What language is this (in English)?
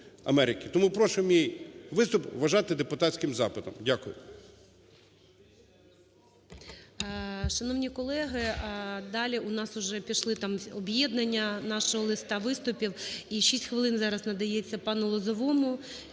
Ukrainian